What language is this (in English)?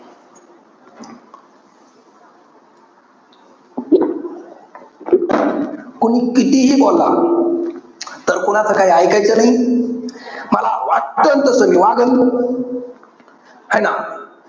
Marathi